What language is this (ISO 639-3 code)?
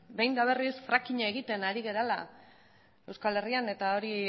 eus